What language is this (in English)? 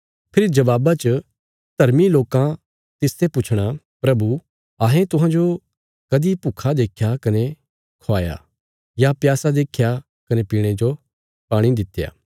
Bilaspuri